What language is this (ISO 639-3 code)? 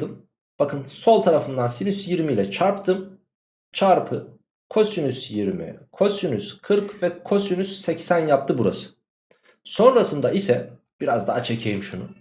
tur